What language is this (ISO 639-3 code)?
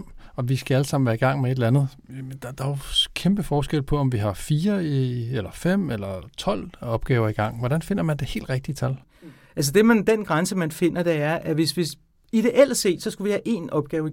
dan